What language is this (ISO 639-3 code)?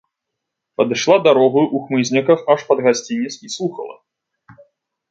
bel